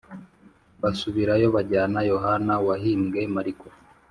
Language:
Kinyarwanda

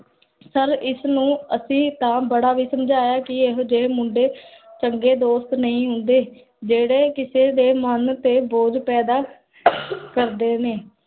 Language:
Punjabi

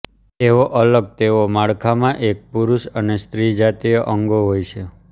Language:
Gujarati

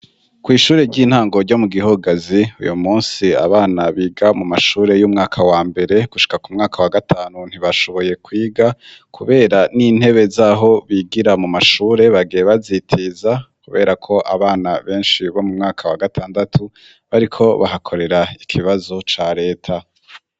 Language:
Rundi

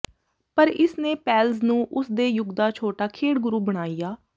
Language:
Punjabi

